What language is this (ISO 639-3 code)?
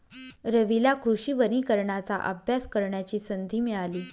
mar